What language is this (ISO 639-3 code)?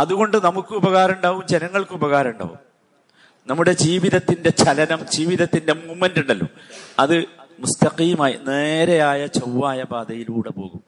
mal